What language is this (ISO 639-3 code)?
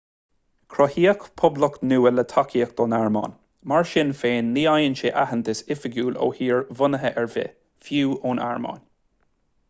gle